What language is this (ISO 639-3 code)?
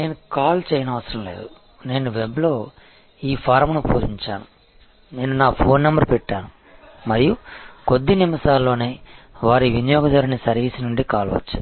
tel